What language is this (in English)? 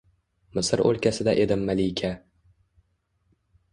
Uzbek